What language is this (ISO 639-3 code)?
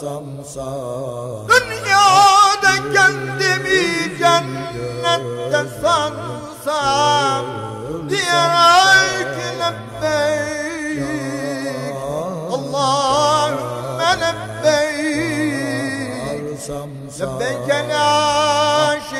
ara